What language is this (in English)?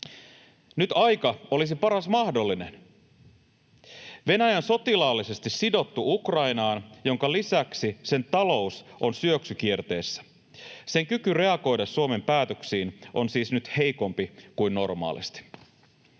Finnish